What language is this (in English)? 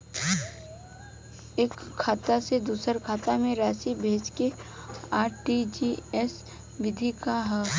Bhojpuri